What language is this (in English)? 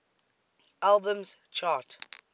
English